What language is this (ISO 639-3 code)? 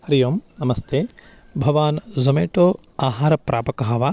san